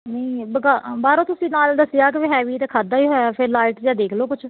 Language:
Punjabi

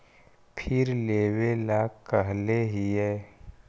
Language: Magahi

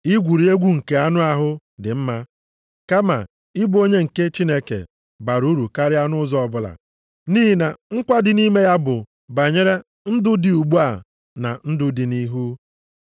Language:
Igbo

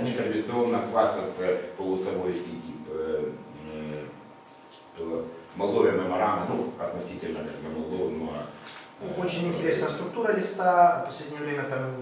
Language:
Russian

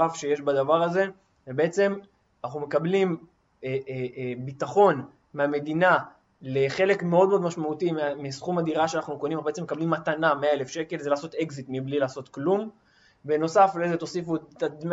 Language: Hebrew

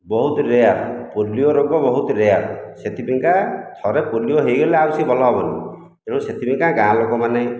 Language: Odia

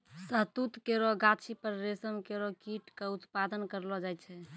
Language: Maithili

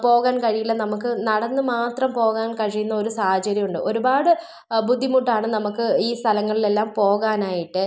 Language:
Malayalam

